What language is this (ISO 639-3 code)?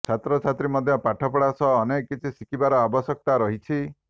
ori